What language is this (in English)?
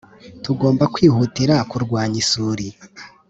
Kinyarwanda